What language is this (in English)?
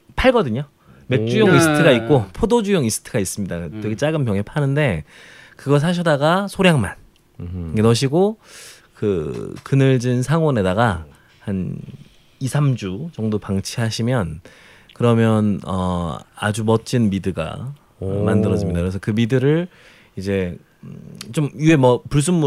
Korean